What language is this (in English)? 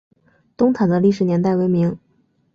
Chinese